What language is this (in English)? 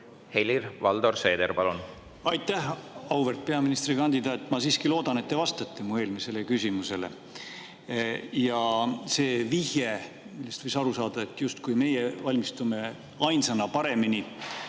Estonian